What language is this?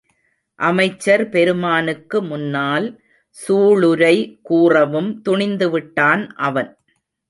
Tamil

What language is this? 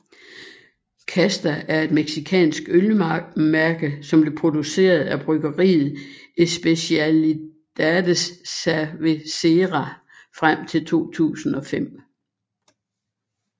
Danish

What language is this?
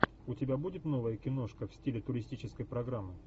Russian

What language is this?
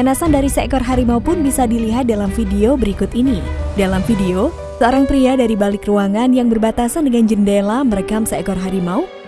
Indonesian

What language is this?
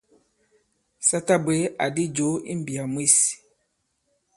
Bankon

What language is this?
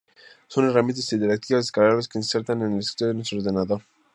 Spanish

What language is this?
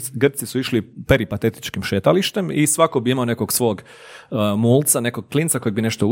Croatian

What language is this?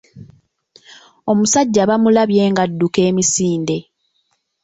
Ganda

